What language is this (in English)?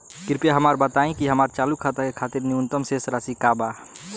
Bhojpuri